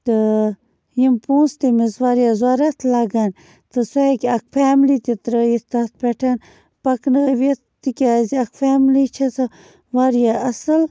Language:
Kashmiri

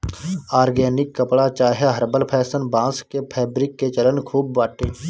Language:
Bhojpuri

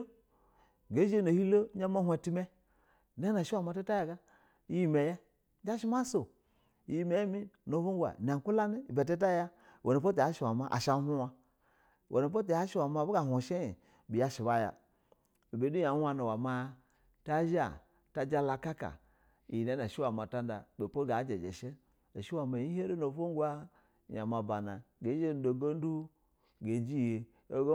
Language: Basa (Nigeria)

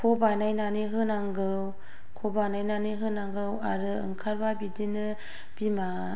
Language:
Bodo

